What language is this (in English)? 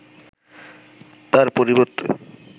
Bangla